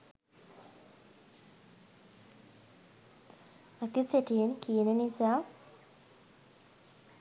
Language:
Sinhala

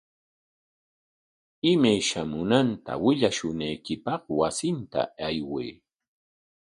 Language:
Corongo Ancash Quechua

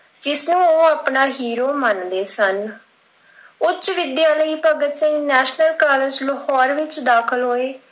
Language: Punjabi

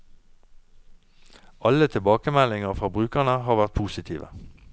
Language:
Norwegian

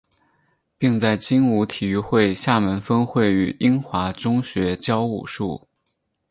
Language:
Chinese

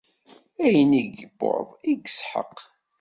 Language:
Kabyle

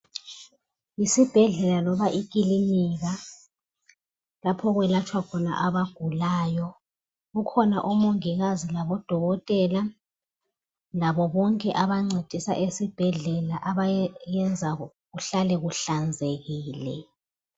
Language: North Ndebele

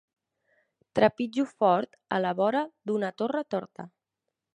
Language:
Catalan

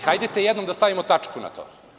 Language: Serbian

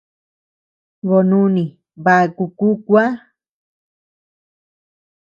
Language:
Tepeuxila Cuicatec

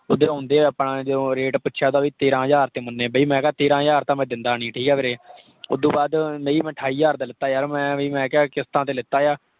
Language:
Punjabi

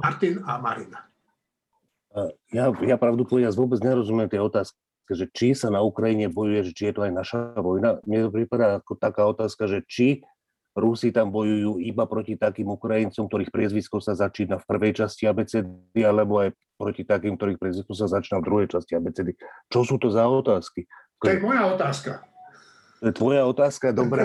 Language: Slovak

